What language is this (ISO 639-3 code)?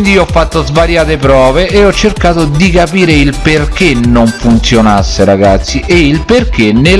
ita